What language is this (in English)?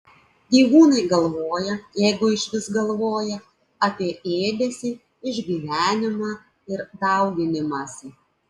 Lithuanian